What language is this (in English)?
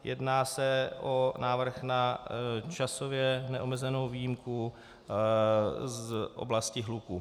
Czech